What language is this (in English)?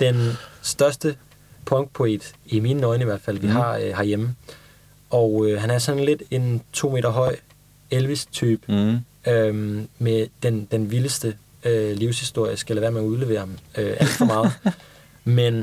Danish